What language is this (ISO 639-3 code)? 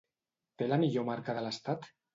cat